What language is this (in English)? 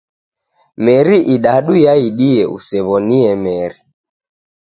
Taita